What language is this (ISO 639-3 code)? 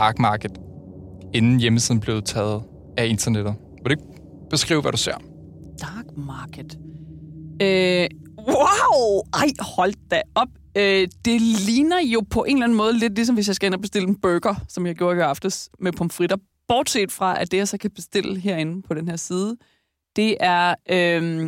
dan